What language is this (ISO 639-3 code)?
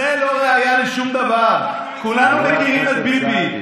heb